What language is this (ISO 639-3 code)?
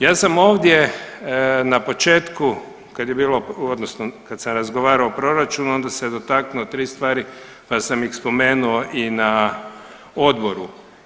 hrv